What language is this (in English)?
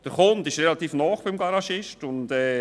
Swiss German